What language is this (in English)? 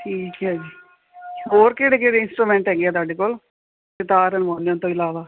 Punjabi